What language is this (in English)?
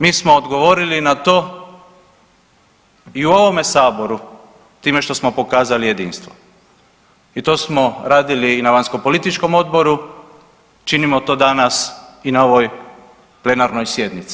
Croatian